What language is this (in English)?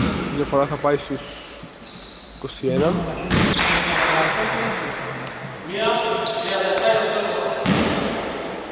Greek